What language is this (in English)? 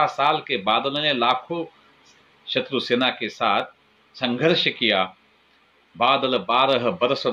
Hindi